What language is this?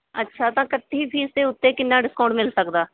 Punjabi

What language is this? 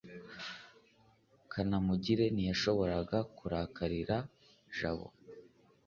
Kinyarwanda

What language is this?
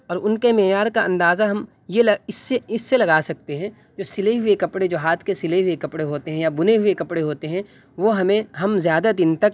Urdu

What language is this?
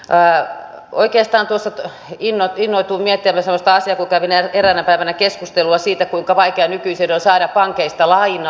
Finnish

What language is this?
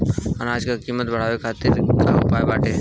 Bhojpuri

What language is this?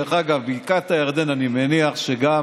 Hebrew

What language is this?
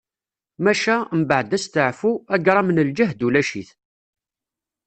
Kabyle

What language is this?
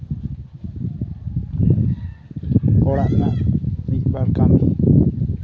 Santali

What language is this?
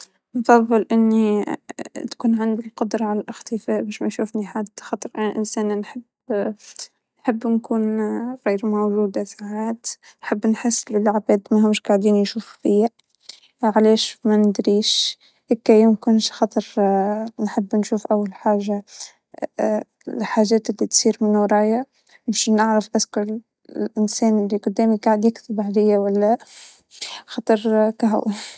Tunisian Arabic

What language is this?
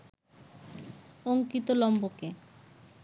Bangla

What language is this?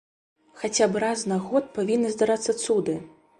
Belarusian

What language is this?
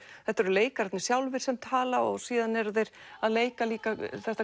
Icelandic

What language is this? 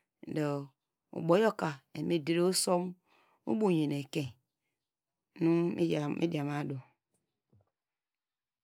Degema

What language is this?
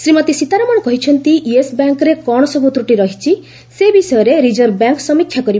Odia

